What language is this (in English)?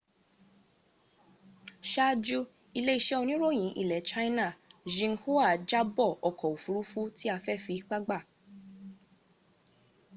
Yoruba